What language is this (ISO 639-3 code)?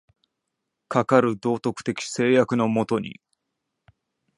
jpn